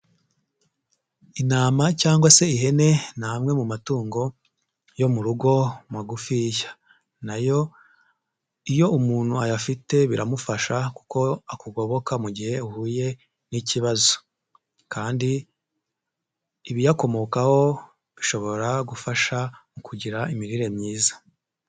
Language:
Kinyarwanda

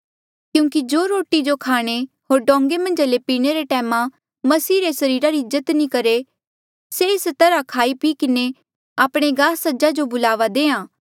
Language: Mandeali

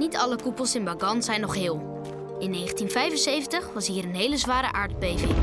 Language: Dutch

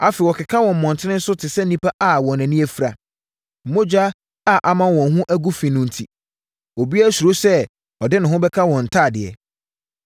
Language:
Akan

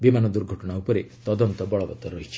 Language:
Odia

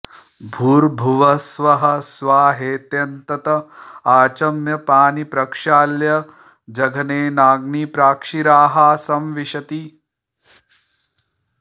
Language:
Sanskrit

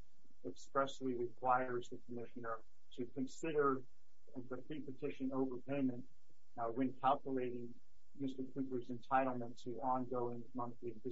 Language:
English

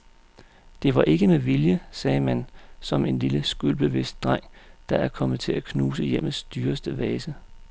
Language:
Danish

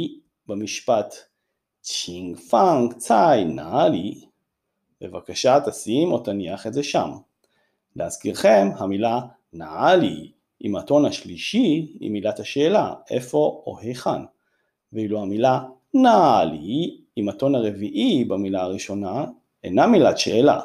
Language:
Hebrew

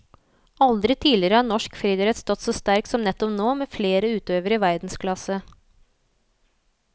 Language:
Norwegian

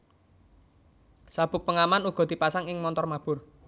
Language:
Javanese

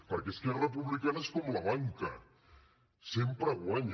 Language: Catalan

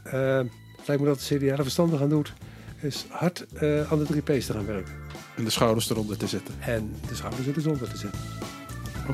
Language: Dutch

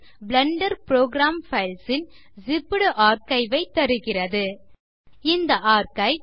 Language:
Tamil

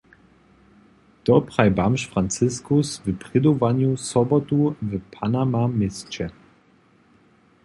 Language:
Upper Sorbian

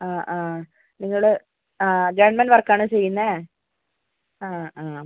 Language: Malayalam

